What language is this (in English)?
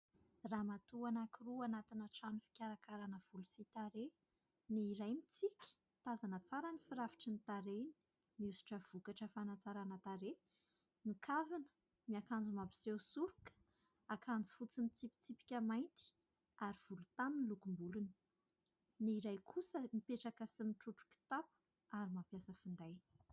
Malagasy